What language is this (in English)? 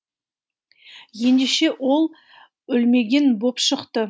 Kazakh